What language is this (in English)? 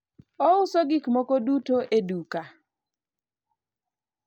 Luo (Kenya and Tanzania)